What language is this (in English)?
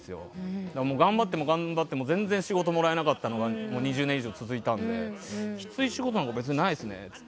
Japanese